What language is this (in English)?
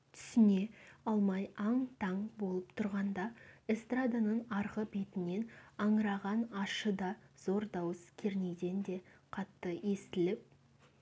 Kazakh